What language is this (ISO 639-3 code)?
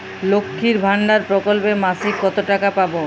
ben